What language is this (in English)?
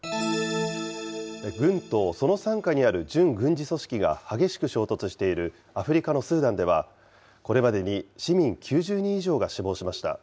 Japanese